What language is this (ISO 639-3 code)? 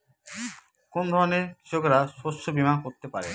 ben